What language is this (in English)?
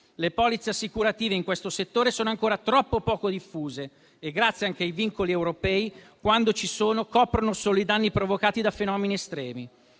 Italian